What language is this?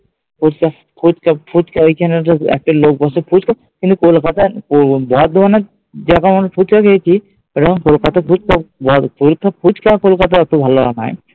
Bangla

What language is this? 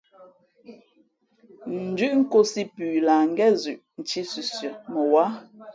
Fe'fe'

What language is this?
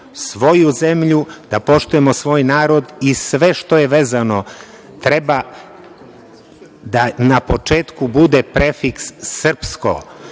Serbian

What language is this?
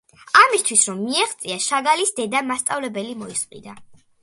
Georgian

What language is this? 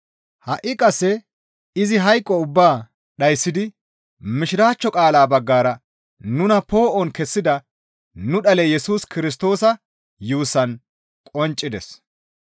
Gamo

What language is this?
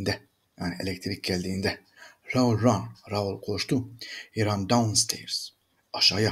Turkish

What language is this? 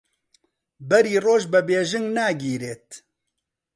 Central Kurdish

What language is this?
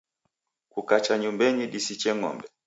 Taita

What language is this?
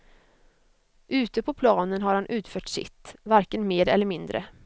Swedish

